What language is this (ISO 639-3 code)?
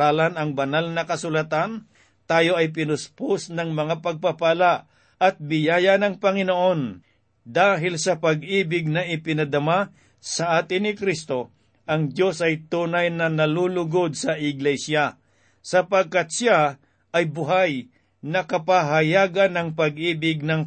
fil